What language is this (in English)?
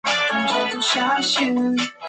Chinese